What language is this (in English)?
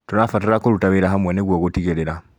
Kikuyu